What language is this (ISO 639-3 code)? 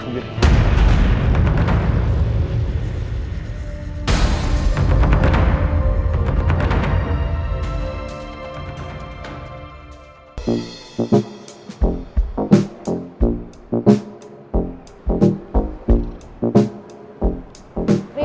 ind